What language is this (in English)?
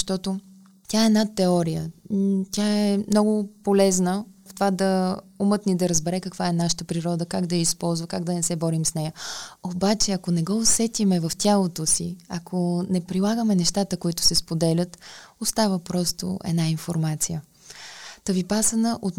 Bulgarian